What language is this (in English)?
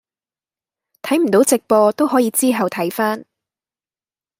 Cantonese